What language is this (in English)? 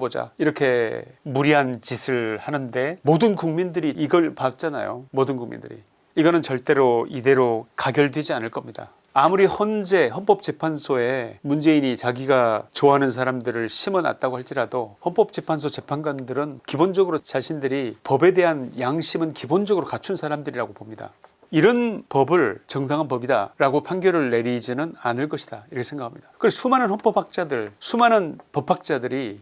Korean